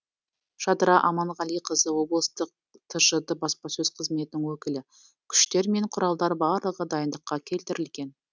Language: Kazakh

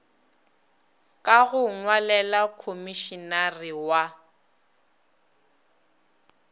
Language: Northern Sotho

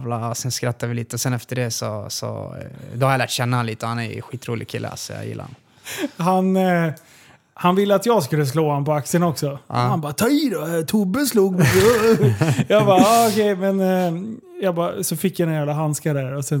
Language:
Swedish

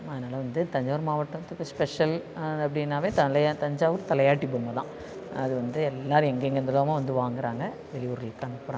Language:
Tamil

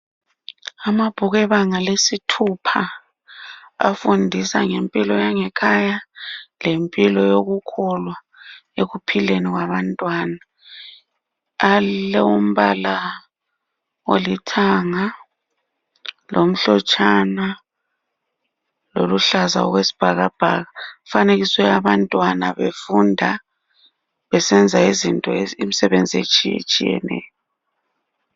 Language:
North Ndebele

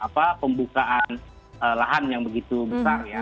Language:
Indonesian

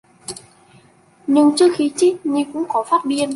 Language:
Vietnamese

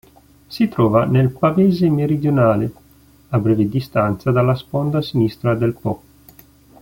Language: Italian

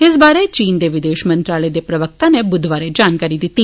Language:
Dogri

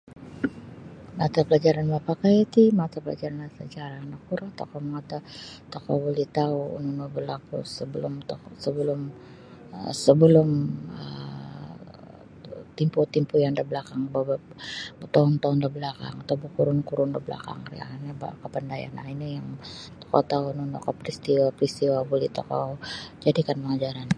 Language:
Sabah Bisaya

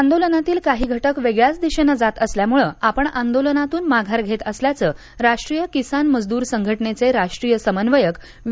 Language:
Marathi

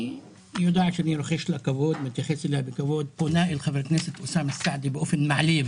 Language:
Hebrew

